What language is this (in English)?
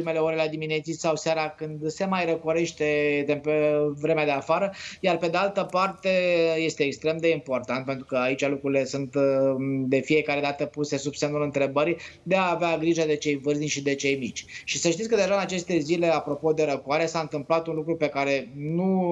Romanian